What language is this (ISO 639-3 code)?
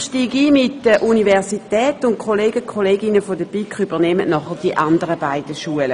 gsw